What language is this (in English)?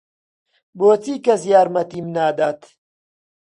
Central Kurdish